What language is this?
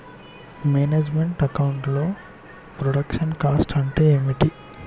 Telugu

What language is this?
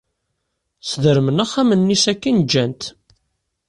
Kabyle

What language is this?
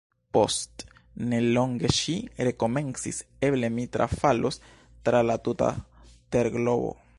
Esperanto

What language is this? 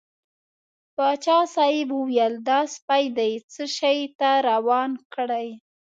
Pashto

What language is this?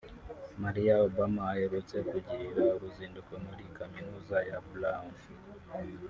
Kinyarwanda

